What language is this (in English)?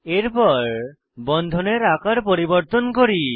Bangla